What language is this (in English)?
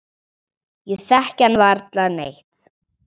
Icelandic